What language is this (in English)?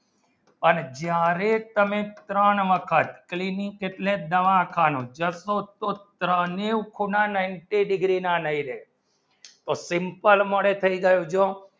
Gujarati